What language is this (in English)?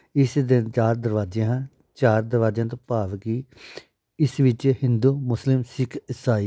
Punjabi